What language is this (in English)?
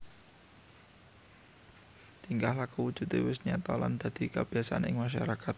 Javanese